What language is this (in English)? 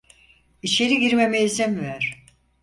Turkish